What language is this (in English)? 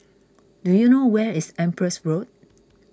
English